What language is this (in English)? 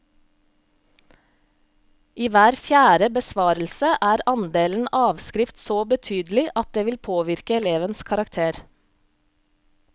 Norwegian